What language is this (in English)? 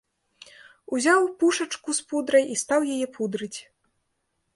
Belarusian